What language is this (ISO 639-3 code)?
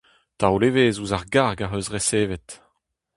bre